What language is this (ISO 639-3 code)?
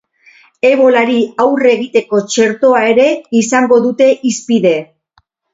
eus